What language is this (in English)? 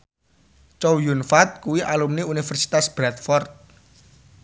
Javanese